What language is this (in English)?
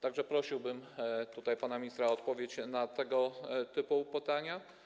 Polish